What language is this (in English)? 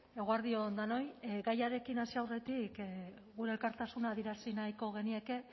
Basque